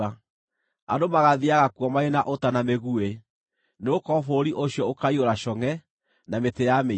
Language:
Kikuyu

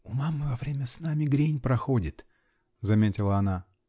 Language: Russian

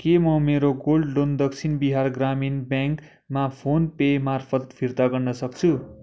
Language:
Nepali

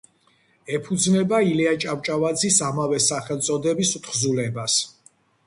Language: Georgian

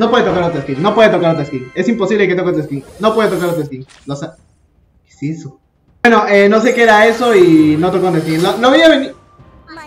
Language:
Spanish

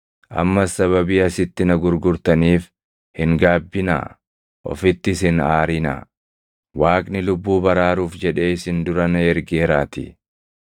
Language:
Oromo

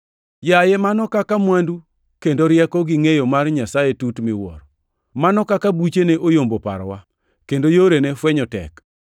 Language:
Luo (Kenya and Tanzania)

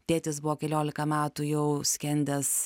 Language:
Lithuanian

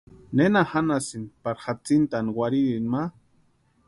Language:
Western Highland Purepecha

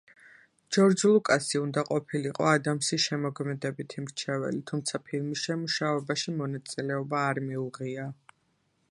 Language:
Georgian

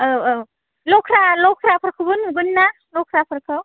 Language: Bodo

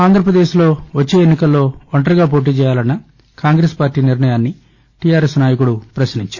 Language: Telugu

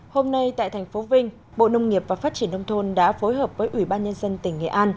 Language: Vietnamese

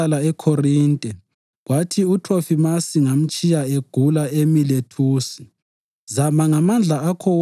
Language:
North Ndebele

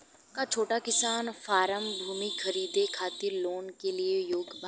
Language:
Bhojpuri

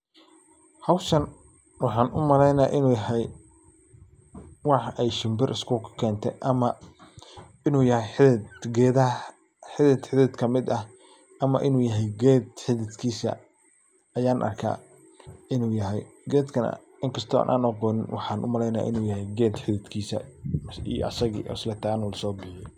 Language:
Somali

